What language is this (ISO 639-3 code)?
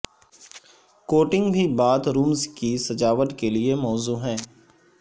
urd